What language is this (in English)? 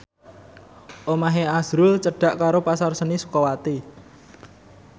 Javanese